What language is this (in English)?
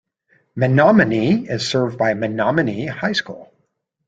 English